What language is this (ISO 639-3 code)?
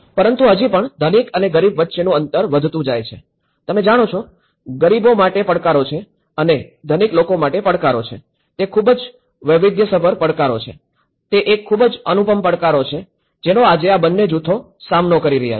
guj